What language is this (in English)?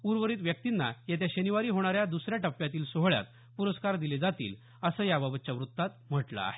Marathi